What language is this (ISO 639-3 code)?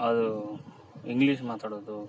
kan